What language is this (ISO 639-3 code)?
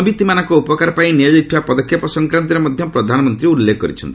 ori